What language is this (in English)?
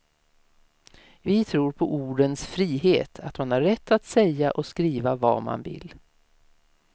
Swedish